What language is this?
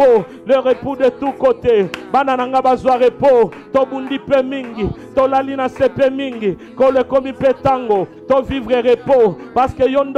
French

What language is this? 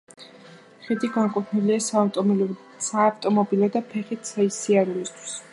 Georgian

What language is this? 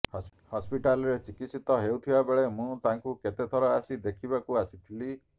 Odia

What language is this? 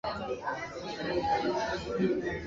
Swahili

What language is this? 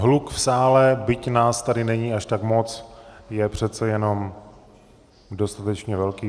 Czech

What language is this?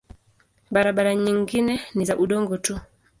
Swahili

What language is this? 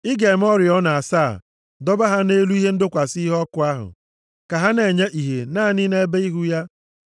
Igbo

